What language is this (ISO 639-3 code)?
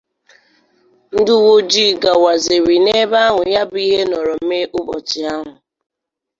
ibo